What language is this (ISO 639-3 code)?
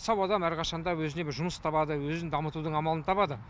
kaz